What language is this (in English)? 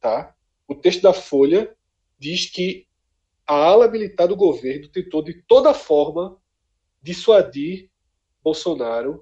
Portuguese